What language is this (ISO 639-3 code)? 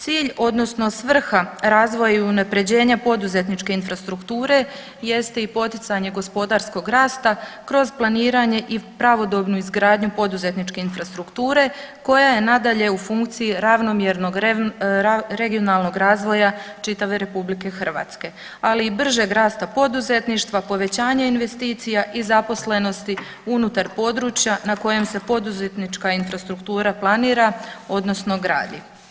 hrv